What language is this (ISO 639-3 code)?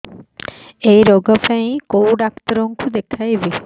ori